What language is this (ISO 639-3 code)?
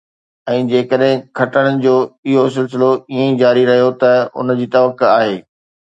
snd